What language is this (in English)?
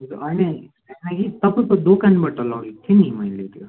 Nepali